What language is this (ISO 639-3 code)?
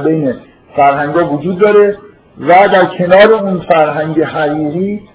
fas